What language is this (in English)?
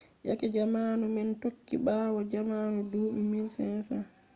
Fula